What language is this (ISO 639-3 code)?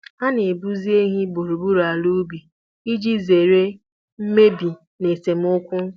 ibo